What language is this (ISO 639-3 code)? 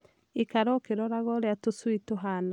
kik